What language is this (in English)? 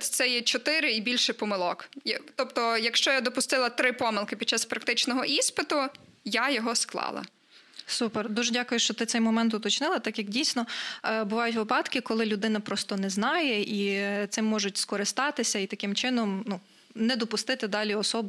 Ukrainian